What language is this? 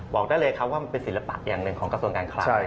Thai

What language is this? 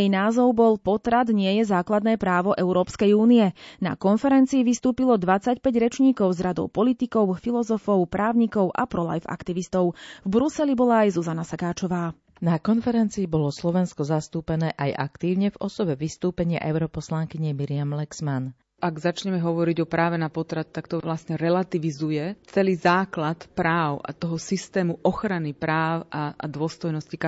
Slovak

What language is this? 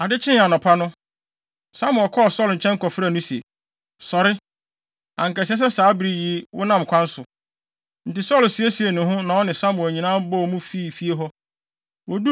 Akan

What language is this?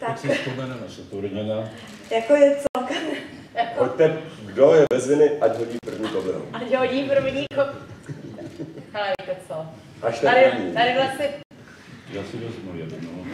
Czech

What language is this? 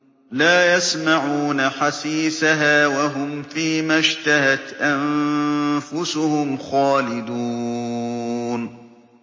Arabic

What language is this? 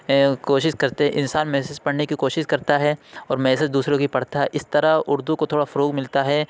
Urdu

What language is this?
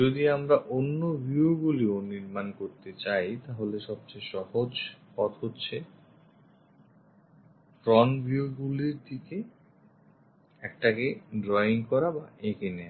Bangla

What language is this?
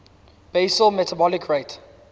English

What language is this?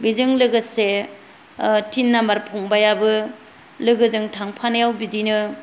Bodo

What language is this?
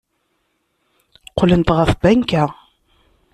Kabyle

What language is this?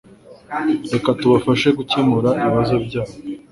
Kinyarwanda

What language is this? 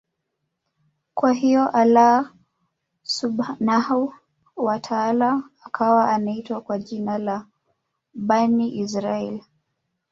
Swahili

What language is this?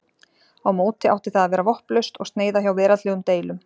Icelandic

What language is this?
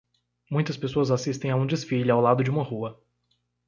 Portuguese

